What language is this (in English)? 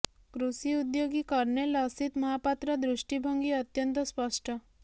Odia